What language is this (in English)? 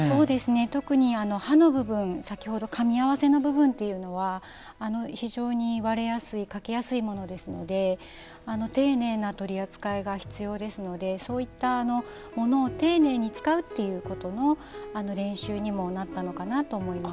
Japanese